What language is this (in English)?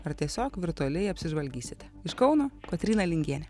Lithuanian